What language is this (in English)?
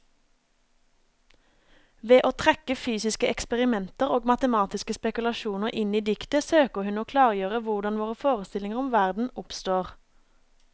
Norwegian